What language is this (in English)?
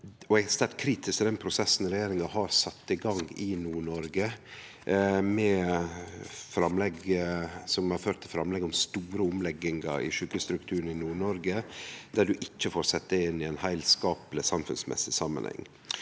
Norwegian